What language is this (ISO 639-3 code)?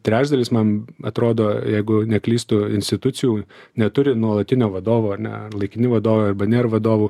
lit